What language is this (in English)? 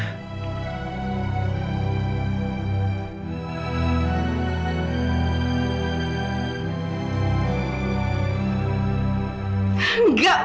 Indonesian